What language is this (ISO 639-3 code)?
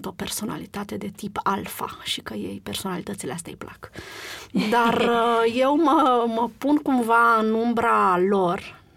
ron